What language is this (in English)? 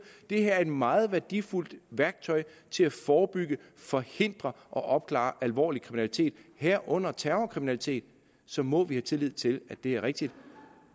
Danish